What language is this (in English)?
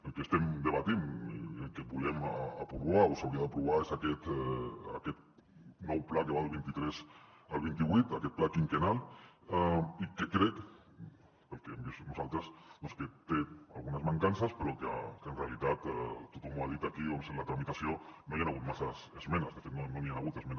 Catalan